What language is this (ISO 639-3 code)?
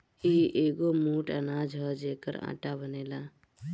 bho